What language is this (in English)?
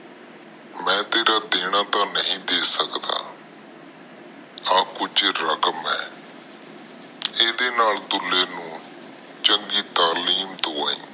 Punjabi